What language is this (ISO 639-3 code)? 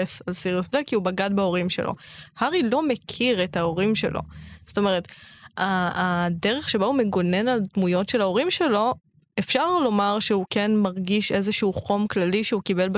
heb